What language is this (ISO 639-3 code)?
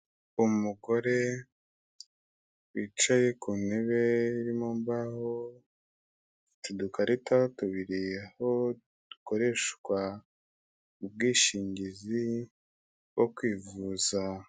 kin